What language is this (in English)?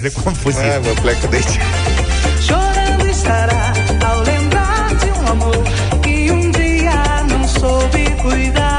Romanian